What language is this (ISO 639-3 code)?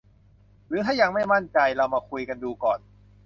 tha